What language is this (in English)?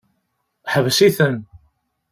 Kabyle